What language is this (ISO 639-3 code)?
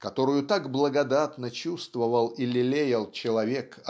rus